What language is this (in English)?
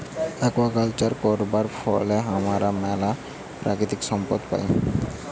Bangla